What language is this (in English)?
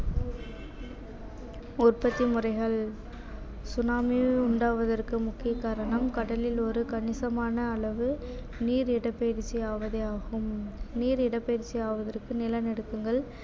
Tamil